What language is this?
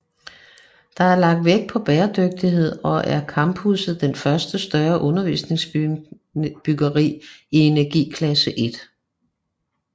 Danish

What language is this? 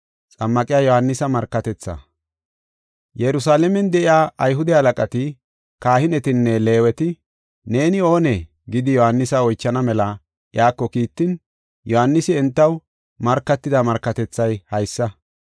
Gofa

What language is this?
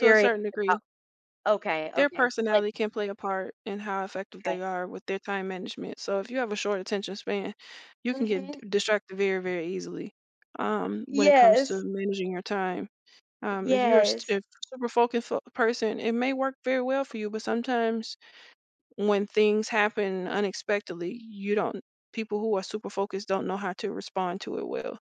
English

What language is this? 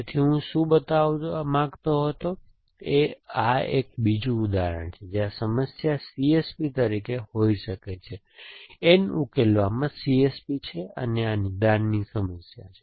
Gujarati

